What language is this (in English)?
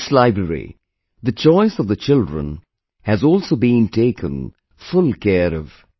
English